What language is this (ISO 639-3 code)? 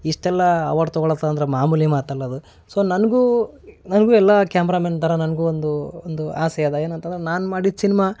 kan